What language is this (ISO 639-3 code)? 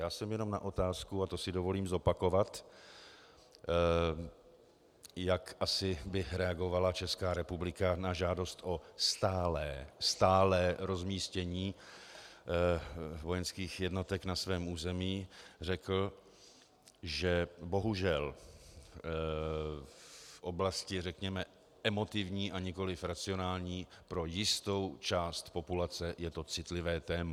ces